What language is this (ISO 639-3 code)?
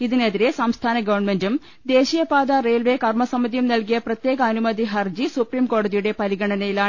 mal